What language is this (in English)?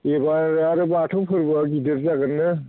Bodo